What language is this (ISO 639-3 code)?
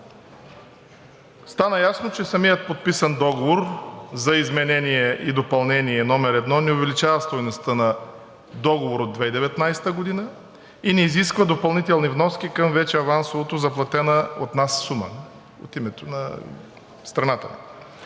bul